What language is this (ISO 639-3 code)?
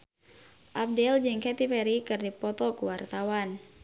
sun